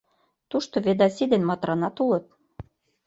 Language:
Mari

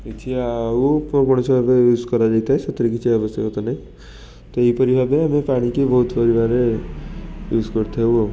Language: Odia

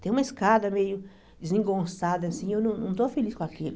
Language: Portuguese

